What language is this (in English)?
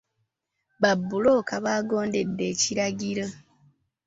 Ganda